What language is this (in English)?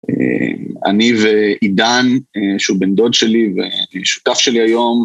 Hebrew